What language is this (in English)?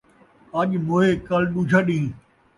Saraiki